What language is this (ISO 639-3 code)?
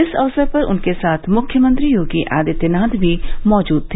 hin